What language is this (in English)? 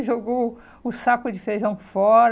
Portuguese